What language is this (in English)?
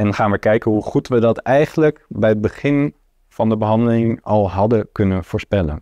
Dutch